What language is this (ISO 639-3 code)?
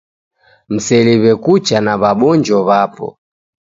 dav